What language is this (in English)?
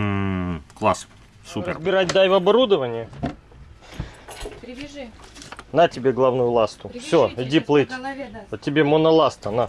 Russian